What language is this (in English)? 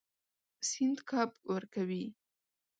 Pashto